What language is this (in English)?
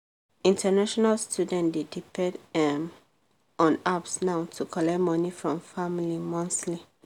Nigerian Pidgin